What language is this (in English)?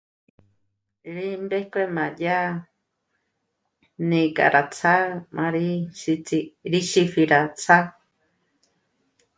Michoacán Mazahua